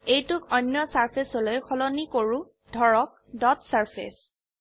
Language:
Assamese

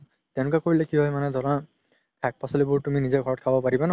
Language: Assamese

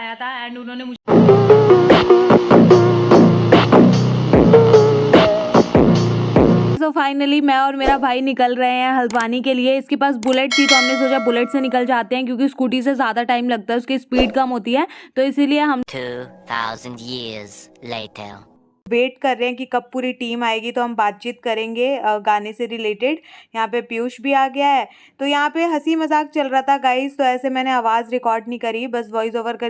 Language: Hindi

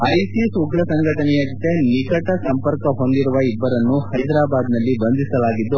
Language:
Kannada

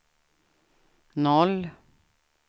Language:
Swedish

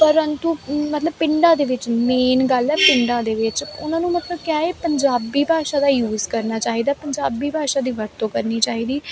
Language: Punjabi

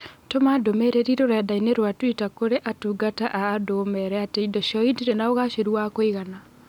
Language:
Kikuyu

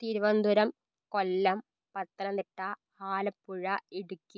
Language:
Malayalam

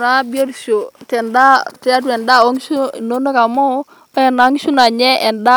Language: Masai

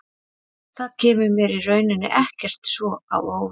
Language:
Icelandic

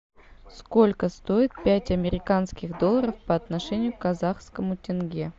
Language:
Russian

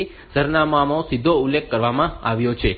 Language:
Gujarati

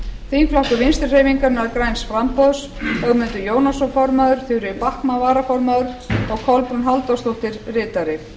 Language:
Icelandic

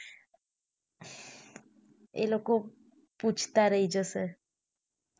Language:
Gujarati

